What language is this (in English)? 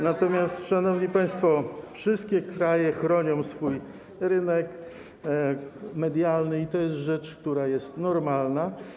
Polish